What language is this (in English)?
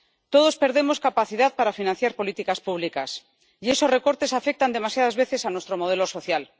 Spanish